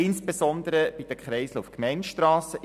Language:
Swiss German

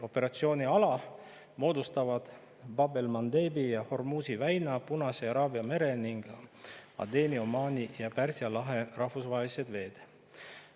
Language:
Estonian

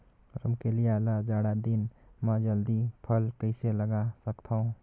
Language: Chhattisgarhi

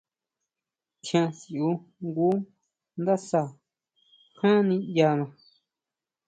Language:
Huautla Mazatec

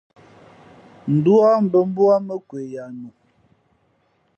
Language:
Fe'fe'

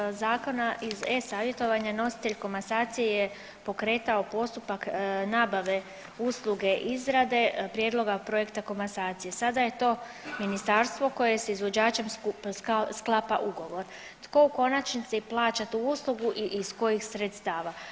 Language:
Croatian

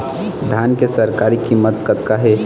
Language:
Chhattisgarhi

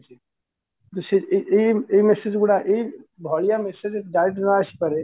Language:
Odia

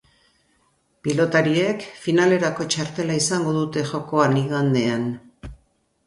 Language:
Basque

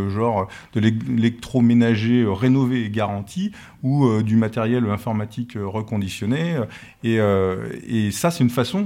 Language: French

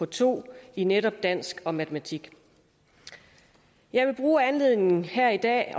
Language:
Danish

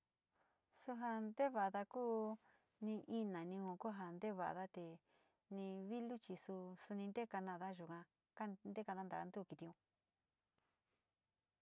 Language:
Sinicahua Mixtec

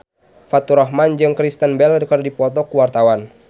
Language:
Sundanese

